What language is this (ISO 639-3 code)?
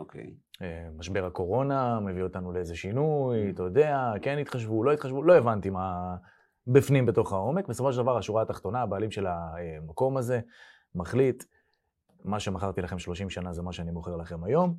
heb